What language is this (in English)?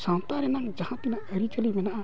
Santali